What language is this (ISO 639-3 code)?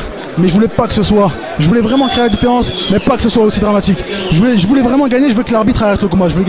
fra